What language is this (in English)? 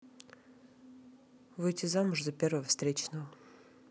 Russian